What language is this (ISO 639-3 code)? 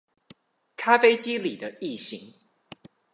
zho